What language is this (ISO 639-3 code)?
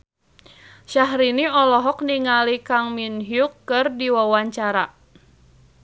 sun